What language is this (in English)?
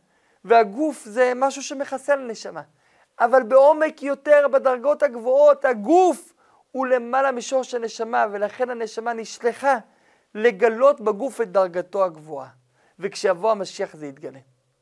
Hebrew